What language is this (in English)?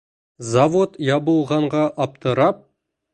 Bashkir